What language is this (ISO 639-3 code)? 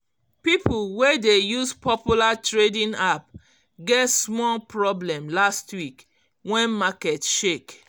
pcm